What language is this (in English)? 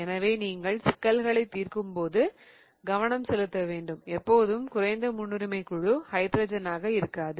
Tamil